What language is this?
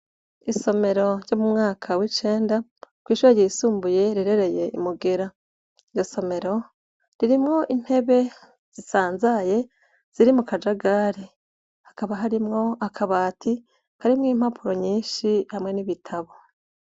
Rundi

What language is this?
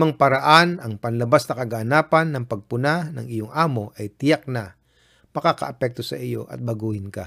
Filipino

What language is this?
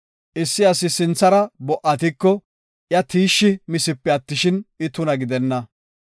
Gofa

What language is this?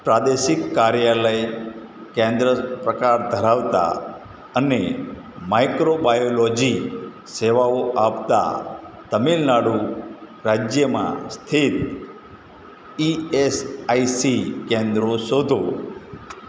Gujarati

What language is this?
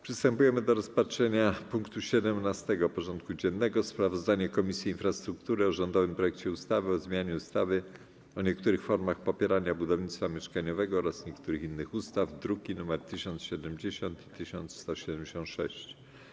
Polish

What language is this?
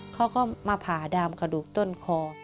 Thai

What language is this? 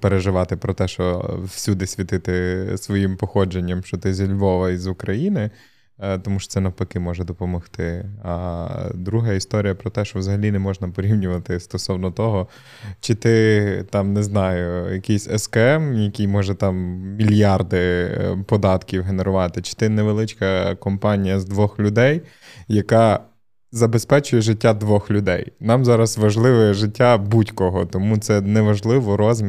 Ukrainian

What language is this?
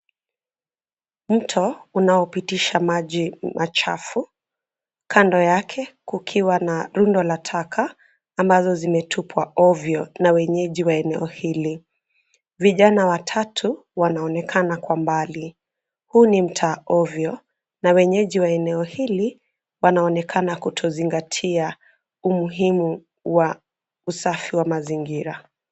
Swahili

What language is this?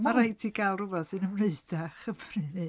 Welsh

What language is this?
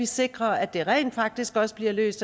Danish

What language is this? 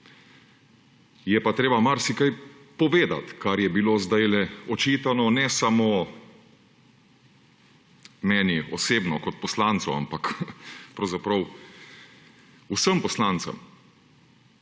Slovenian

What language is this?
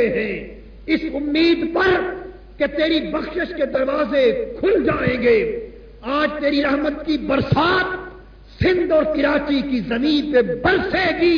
Urdu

